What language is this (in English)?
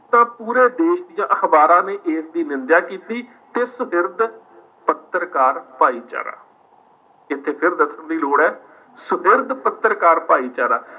Punjabi